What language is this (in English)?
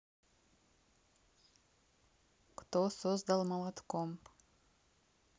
Russian